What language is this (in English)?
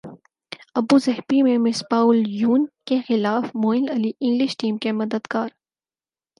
Urdu